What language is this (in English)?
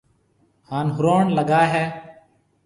Marwari (Pakistan)